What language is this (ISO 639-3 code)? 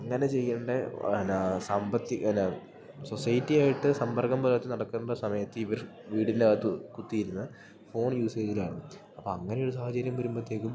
mal